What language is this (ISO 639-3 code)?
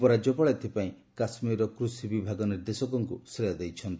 ori